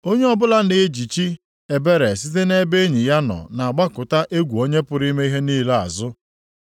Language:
Igbo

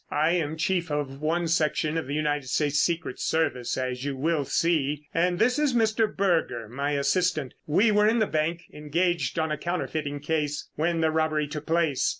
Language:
English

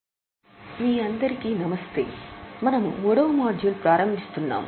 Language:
Telugu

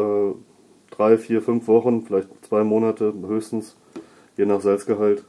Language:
German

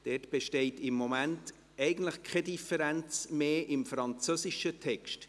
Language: Swiss German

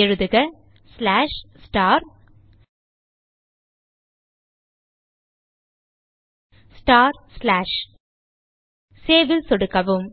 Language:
Tamil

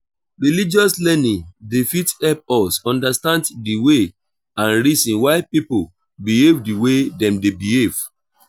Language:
Nigerian Pidgin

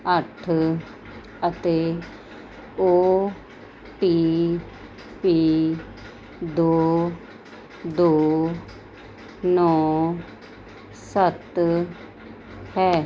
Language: Punjabi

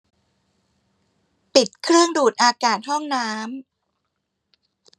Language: Thai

